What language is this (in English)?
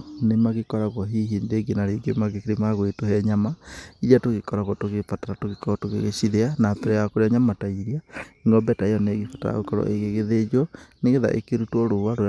Kikuyu